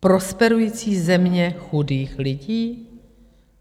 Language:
Czech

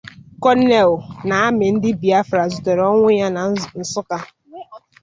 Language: Igbo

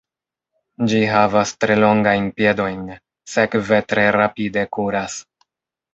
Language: Esperanto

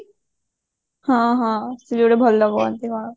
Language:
Odia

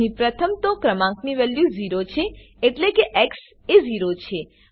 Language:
Gujarati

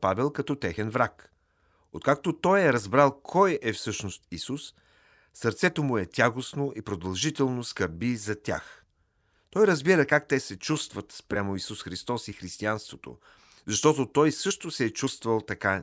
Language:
Bulgarian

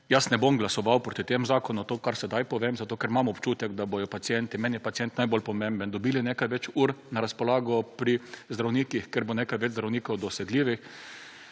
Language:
Slovenian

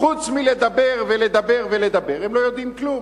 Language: Hebrew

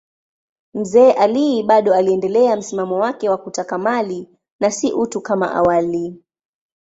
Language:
Swahili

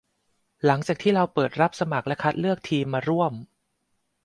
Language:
Thai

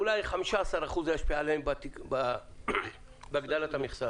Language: Hebrew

